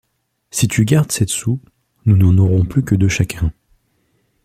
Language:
French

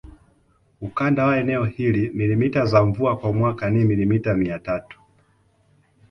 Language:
Swahili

